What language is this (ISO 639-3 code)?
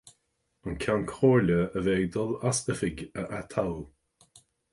gle